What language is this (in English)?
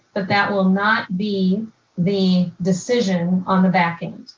English